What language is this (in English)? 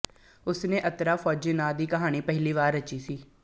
Punjabi